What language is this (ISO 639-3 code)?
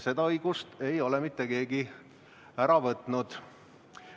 est